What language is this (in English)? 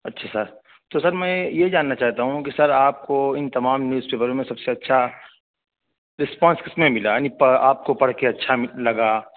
Urdu